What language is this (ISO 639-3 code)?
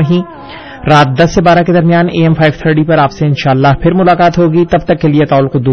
urd